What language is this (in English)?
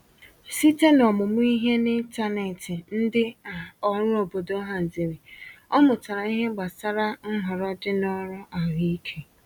Igbo